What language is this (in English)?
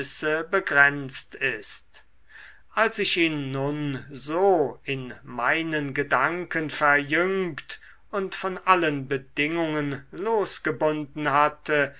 German